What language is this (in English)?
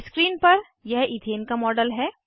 Hindi